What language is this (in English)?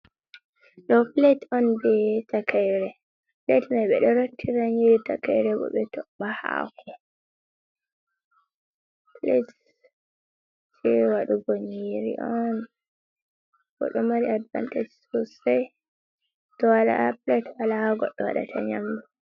Fula